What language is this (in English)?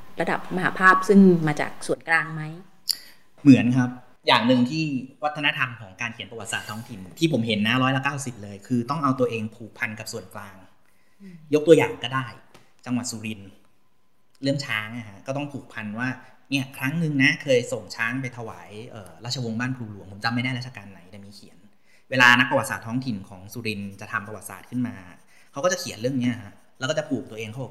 Thai